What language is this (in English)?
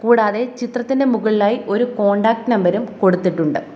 Malayalam